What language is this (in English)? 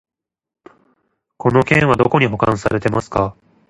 Japanese